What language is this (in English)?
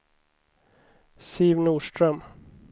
Swedish